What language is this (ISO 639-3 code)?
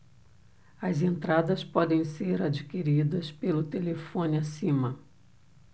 por